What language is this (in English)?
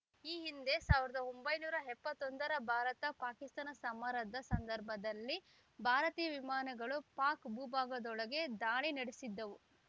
Kannada